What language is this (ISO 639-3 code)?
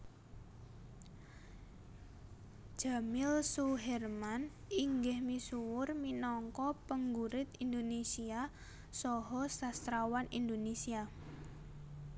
jav